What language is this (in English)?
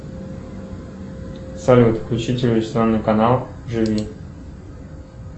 Russian